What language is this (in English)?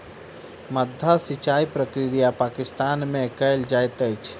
Maithili